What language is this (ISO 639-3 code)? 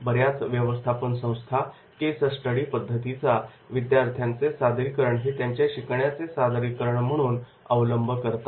mar